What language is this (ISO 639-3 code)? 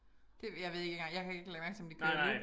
dan